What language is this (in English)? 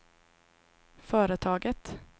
Swedish